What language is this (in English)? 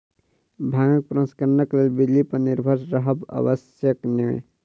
Maithili